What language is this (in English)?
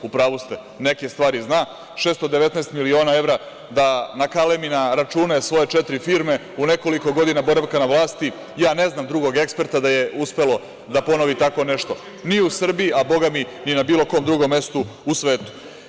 Serbian